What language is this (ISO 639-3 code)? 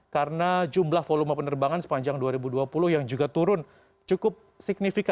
ind